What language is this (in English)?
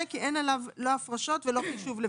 Hebrew